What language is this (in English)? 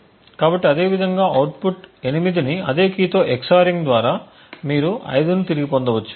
Telugu